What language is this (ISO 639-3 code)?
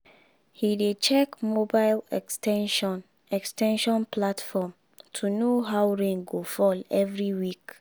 pcm